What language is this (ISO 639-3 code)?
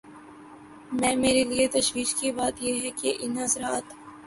urd